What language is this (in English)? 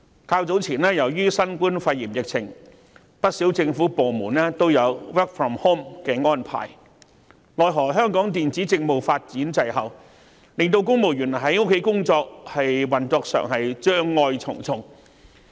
Cantonese